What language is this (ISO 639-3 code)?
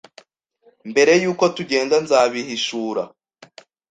kin